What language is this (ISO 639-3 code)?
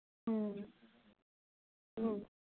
mni